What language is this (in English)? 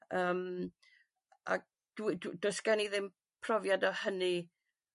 Welsh